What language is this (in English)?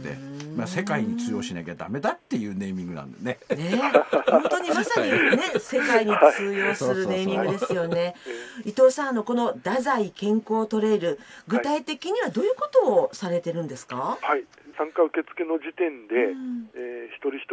Japanese